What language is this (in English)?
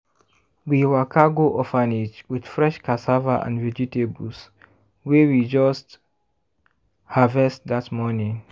Nigerian Pidgin